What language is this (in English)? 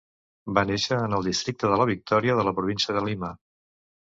Catalan